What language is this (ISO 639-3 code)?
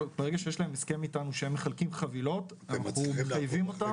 heb